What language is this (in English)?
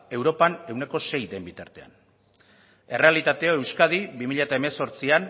Basque